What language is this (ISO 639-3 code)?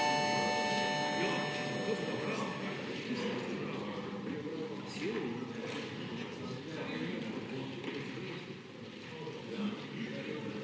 slv